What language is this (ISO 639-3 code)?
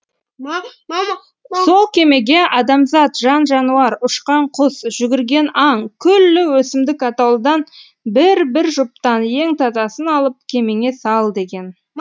kaz